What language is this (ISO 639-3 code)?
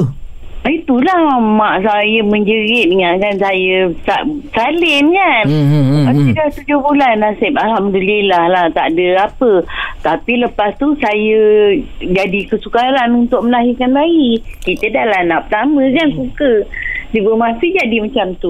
msa